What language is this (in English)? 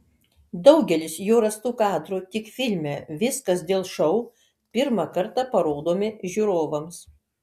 Lithuanian